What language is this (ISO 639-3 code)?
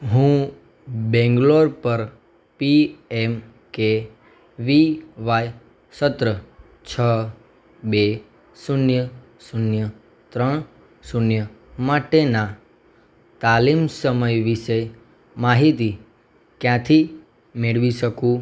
guj